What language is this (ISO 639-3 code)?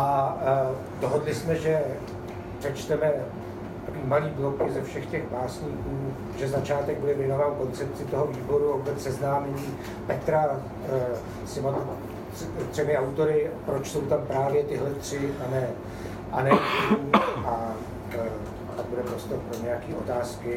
ces